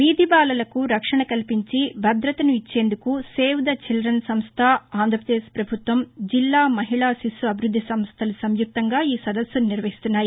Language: Telugu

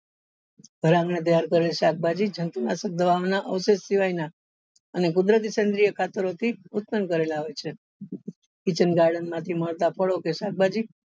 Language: Gujarati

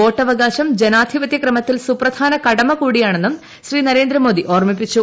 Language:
Malayalam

